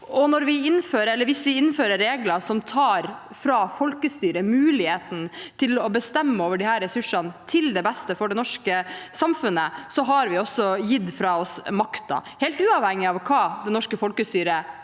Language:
Norwegian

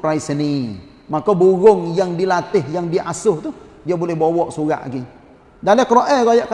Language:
Malay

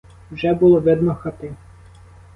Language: Ukrainian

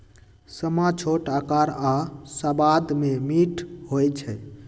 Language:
Magahi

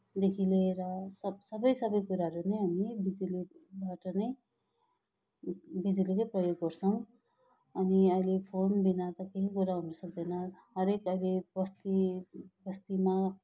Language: Nepali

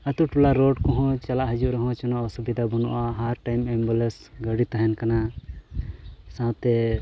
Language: Santali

